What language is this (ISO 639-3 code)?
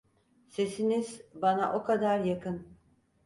tur